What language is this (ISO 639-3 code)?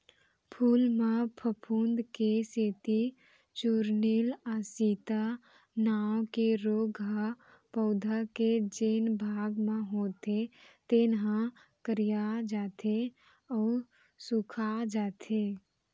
hne